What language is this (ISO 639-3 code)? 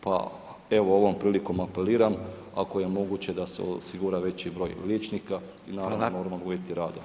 hrv